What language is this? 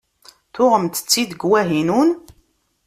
Kabyle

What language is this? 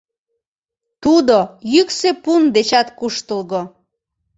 Mari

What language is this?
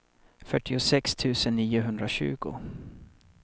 Swedish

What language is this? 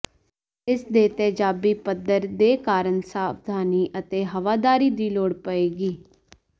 Punjabi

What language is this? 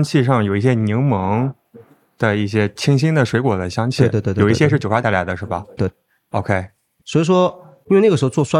Chinese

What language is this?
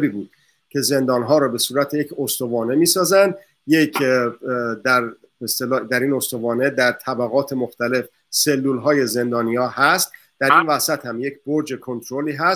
Persian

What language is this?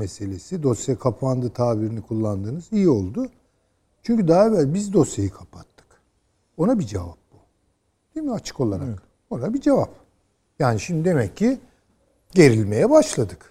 Turkish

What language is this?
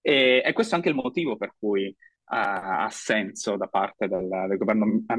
Italian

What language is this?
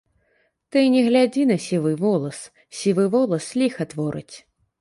Belarusian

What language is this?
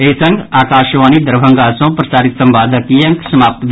Maithili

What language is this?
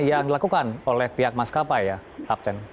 Indonesian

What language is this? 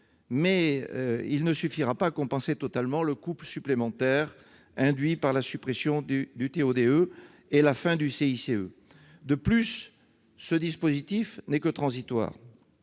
French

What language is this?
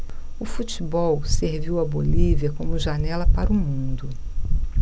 Portuguese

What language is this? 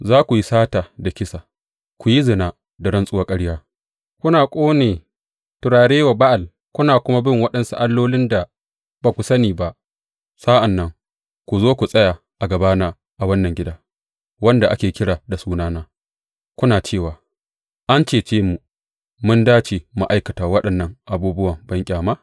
Hausa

